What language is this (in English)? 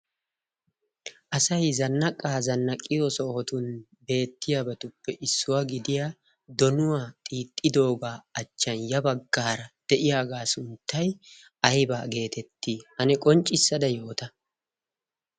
Wolaytta